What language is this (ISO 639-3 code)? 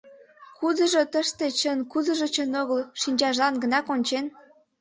chm